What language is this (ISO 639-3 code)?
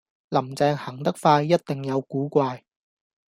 yue